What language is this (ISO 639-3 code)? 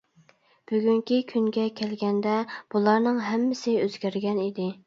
uig